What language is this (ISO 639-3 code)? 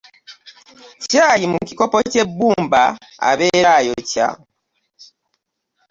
lug